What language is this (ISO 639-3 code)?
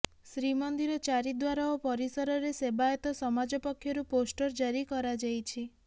ori